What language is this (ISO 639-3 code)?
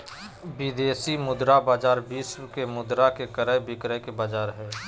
mag